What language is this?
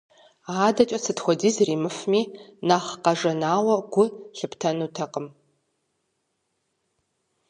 Kabardian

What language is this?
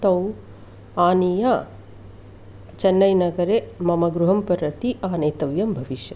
Sanskrit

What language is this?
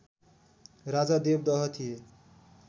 Nepali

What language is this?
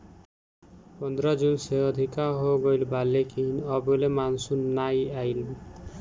Bhojpuri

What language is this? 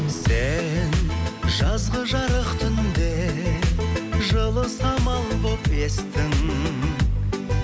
Kazakh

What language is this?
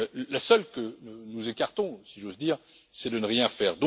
French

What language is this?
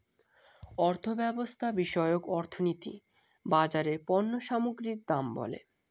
Bangla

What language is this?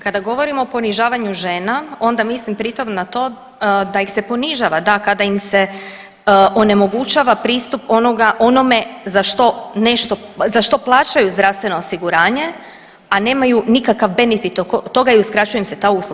Croatian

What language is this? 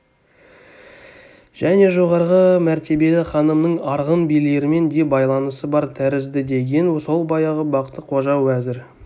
Kazakh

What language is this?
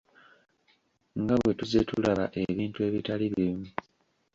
Ganda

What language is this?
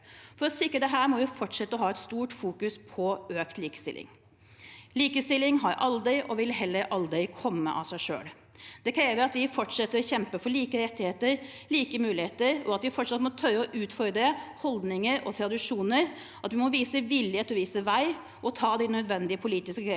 Norwegian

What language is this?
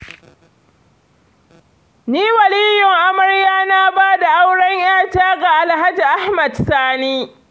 Hausa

